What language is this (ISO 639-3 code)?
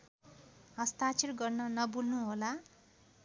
nep